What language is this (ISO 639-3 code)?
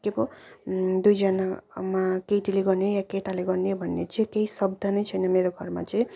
nep